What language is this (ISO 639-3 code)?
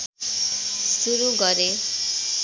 nep